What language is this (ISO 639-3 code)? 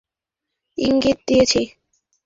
ben